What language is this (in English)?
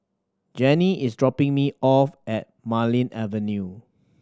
English